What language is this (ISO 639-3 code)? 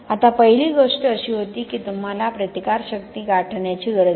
mar